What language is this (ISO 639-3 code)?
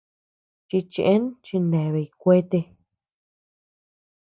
cux